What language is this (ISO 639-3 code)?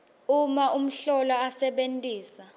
ssw